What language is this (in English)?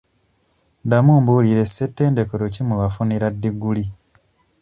Ganda